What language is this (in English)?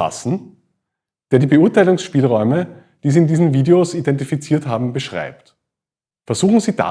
German